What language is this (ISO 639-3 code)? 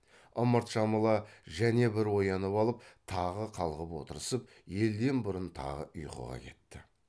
kaz